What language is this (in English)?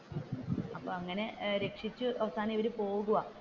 Malayalam